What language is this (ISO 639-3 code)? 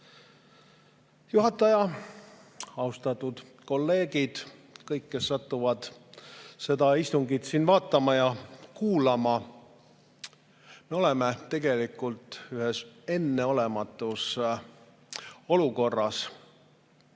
est